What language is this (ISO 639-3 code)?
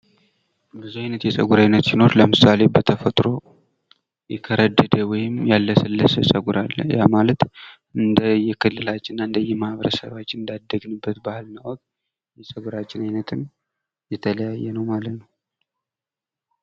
amh